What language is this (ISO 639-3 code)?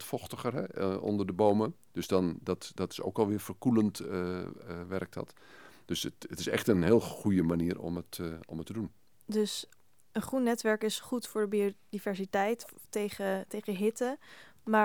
nld